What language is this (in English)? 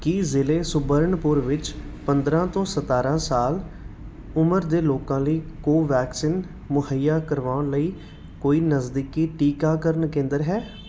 Punjabi